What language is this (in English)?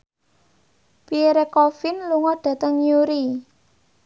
Javanese